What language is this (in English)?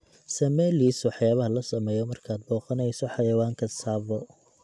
Somali